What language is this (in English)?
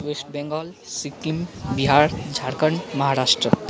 Nepali